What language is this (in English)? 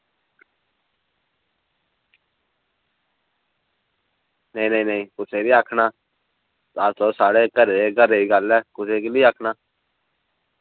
Dogri